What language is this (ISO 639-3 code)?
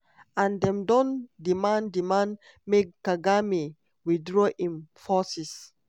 pcm